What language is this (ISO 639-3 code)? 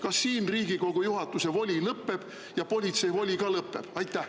est